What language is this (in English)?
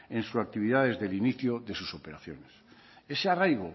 Spanish